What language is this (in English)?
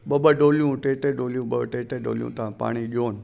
Sindhi